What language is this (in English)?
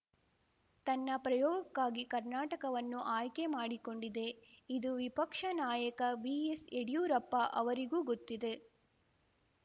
Kannada